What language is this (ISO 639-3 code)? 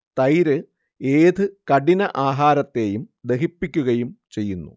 mal